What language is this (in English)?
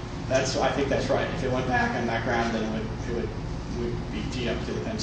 English